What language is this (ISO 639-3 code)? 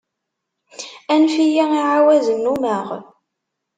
kab